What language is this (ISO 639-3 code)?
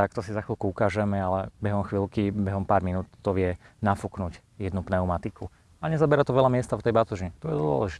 slk